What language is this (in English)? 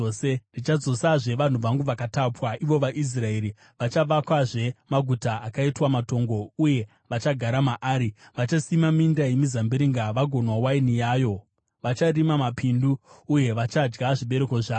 Shona